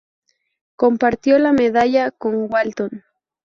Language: Spanish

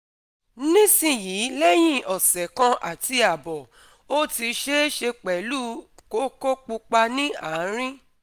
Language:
Yoruba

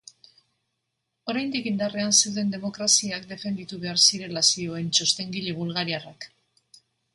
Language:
Basque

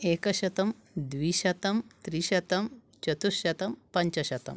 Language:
Sanskrit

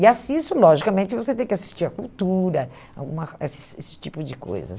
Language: Portuguese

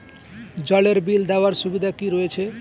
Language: Bangla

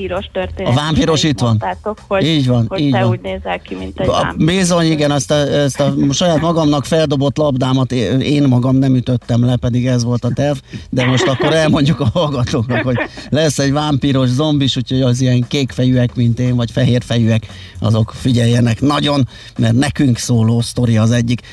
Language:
Hungarian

